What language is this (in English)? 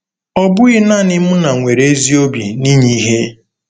Igbo